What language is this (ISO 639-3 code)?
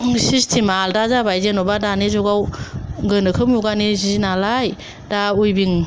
brx